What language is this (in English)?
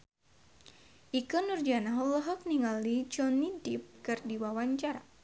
Sundanese